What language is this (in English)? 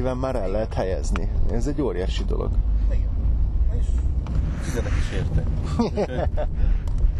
Hungarian